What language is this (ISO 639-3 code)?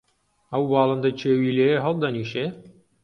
ckb